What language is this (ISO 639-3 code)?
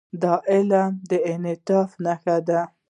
pus